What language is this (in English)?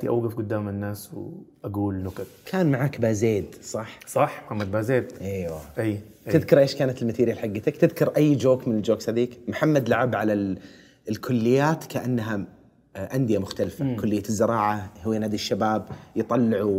Arabic